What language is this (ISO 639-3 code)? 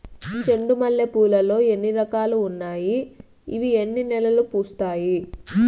tel